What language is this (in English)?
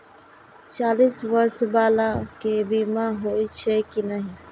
Maithili